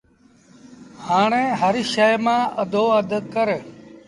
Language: Sindhi Bhil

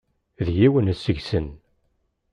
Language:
Kabyle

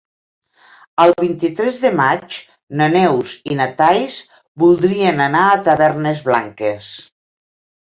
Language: Catalan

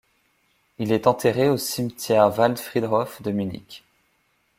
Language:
French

